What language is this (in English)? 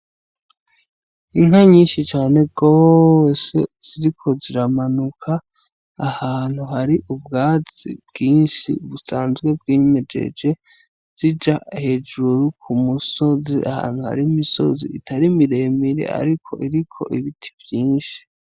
Rundi